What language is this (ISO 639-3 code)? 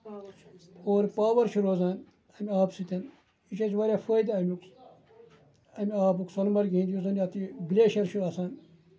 kas